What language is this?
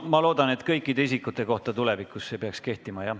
Estonian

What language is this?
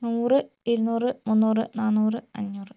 Malayalam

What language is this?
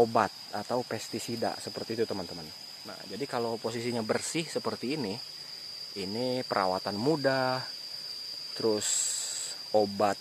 Indonesian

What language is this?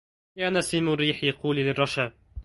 Arabic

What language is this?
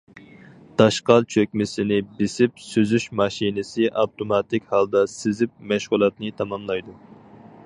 Uyghur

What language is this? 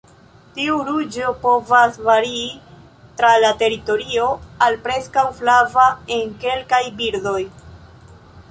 Esperanto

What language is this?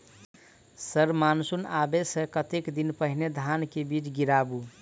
Maithili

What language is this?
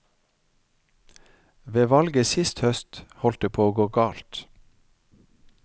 Norwegian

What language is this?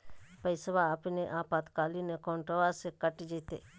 Magahi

